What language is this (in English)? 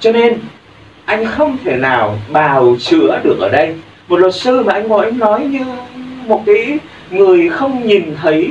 Vietnamese